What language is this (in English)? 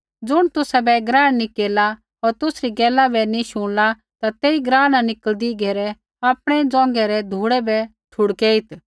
Kullu Pahari